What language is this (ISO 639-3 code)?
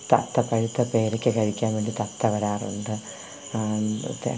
mal